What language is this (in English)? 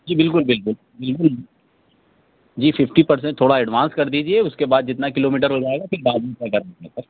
Urdu